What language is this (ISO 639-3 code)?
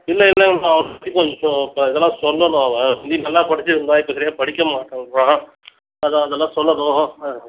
tam